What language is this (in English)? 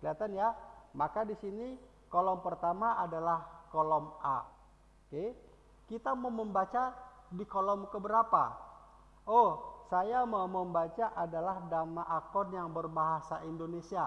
Indonesian